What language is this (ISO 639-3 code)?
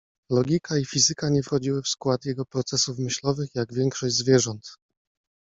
pol